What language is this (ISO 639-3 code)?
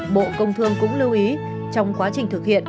vie